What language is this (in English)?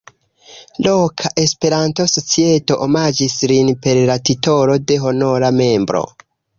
Esperanto